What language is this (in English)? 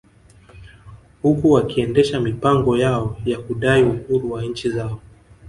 Swahili